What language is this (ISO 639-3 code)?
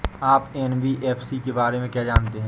hin